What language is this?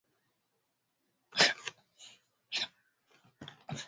Swahili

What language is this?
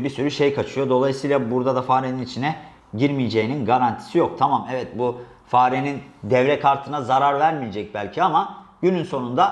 Turkish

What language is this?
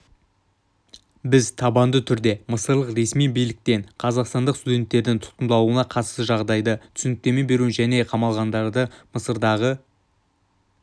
Kazakh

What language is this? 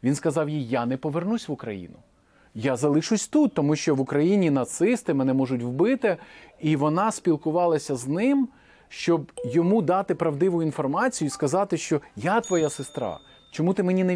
Ukrainian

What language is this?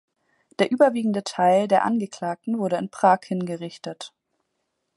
German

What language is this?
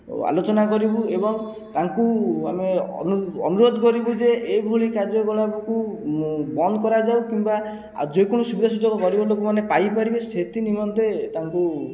Odia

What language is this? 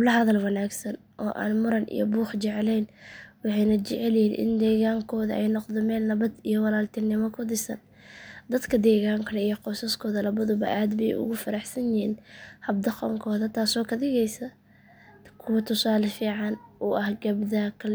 Somali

